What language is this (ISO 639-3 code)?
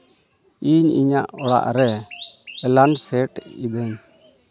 sat